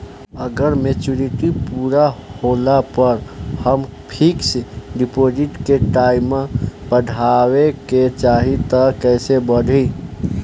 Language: Bhojpuri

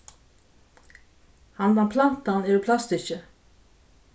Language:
Faroese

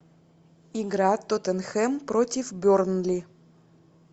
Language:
Russian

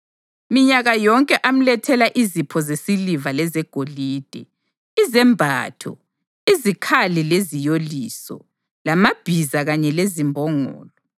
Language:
North Ndebele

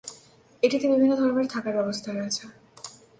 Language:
Bangla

